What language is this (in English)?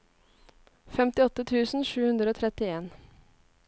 Norwegian